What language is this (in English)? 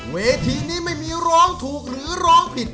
Thai